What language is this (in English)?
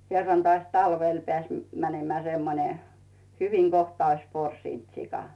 Finnish